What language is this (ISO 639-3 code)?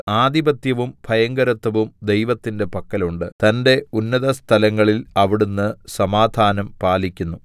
mal